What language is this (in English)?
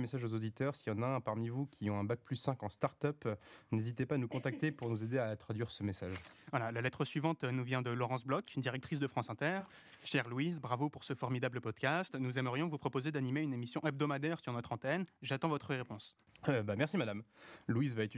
French